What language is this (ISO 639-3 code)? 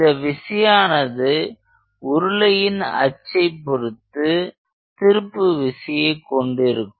tam